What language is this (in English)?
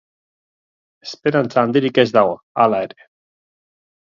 Basque